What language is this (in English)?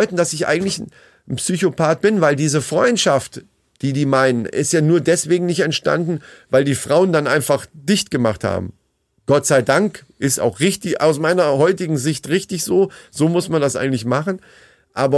German